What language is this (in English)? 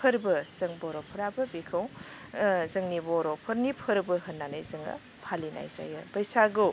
Bodo